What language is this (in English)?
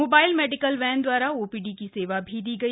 Hindi